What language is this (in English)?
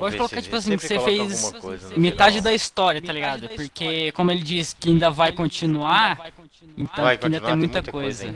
Portuguese